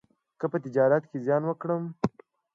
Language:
Pashto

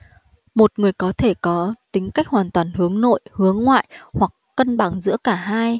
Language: Vietnamese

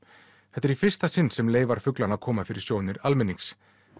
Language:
Icelandic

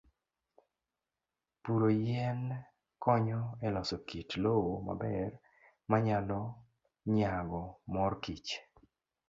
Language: Luo (Kenya and Tanzania)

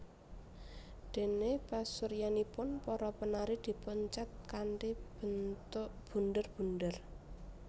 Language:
Javanese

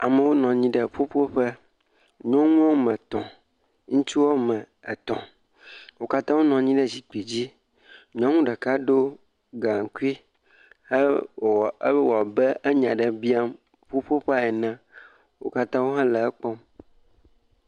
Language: Ewe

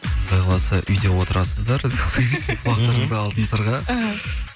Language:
Kazakh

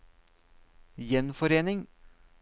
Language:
Norwegian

